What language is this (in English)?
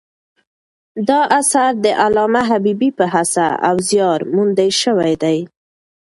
Pashto